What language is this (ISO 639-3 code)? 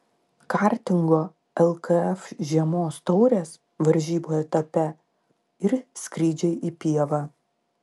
lit